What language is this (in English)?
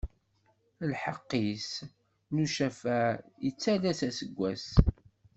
Kabyle